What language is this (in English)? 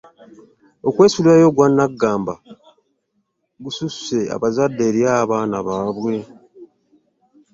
Ganda